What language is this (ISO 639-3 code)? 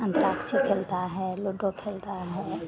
hin